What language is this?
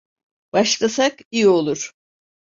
Turkish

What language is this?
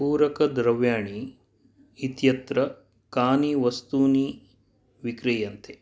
Sanskrit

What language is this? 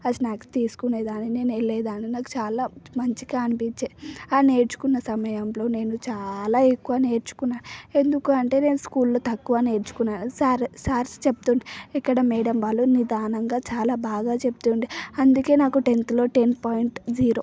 Telugu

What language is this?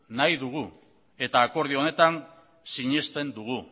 Basque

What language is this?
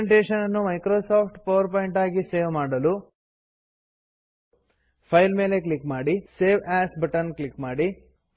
Kannada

